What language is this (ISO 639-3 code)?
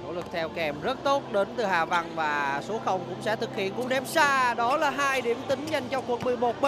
vie